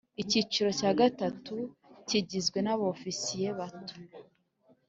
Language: Kinyarwanda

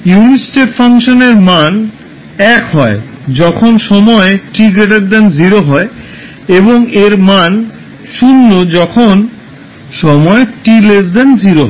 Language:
Bangla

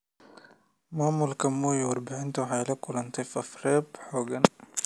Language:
Somali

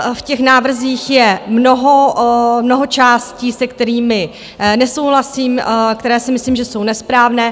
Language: Czech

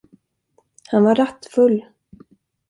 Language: Swedish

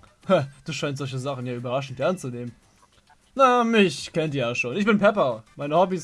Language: German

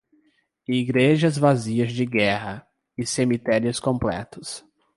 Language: Portuguese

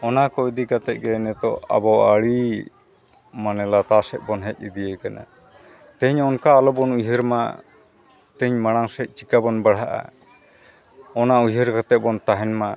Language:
Santali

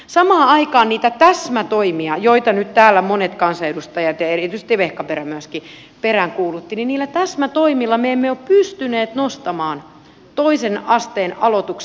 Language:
Finnish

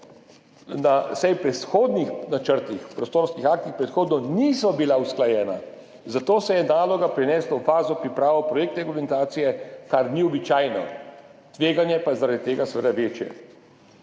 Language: Slovenian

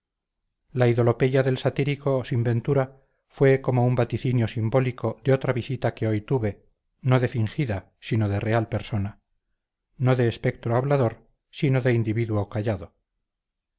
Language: Spanish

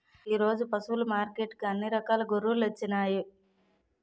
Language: Telugu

